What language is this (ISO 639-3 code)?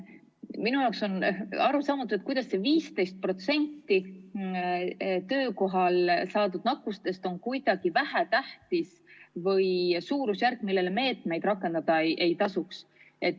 est